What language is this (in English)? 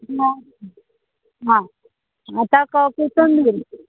Konkani